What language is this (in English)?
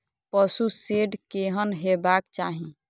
Maithili